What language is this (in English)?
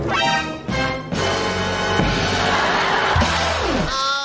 Thai